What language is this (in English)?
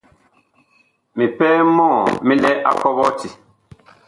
Bakoko